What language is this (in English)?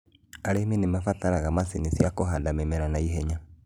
Kikuyu